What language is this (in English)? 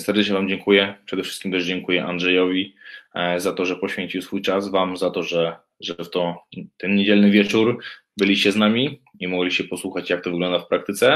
Polish